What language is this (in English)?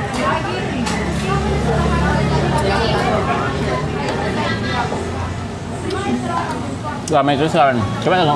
Indonesian